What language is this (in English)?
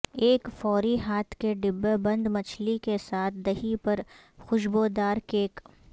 Urdu